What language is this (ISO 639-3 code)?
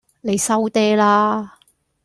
yue